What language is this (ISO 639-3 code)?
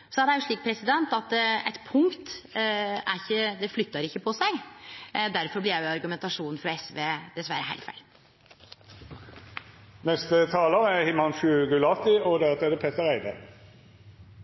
nno